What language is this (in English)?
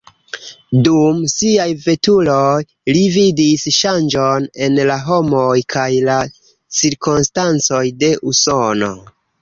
Esperanto